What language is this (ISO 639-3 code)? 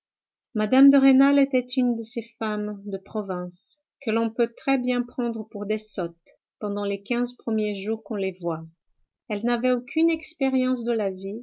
fra